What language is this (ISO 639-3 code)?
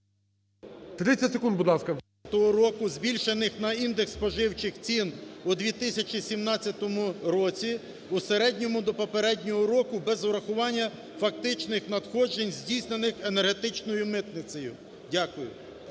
ukr